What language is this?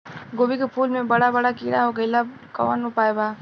Bhojpuri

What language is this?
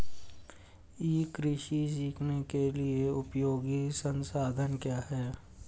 Hindi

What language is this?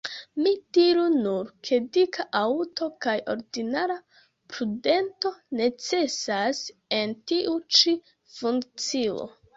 Esperanto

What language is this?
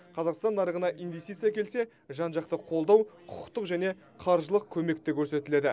Kazakh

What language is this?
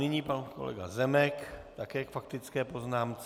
Czech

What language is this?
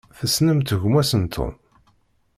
Kabyle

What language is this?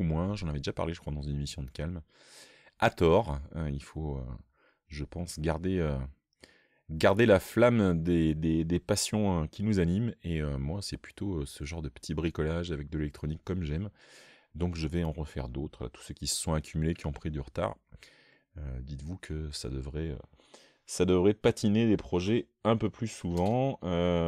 French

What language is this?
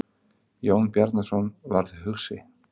Icelandic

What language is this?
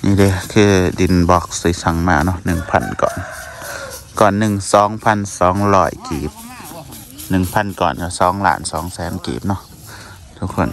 Thai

